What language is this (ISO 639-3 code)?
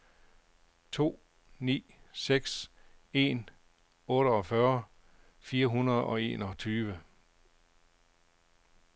dan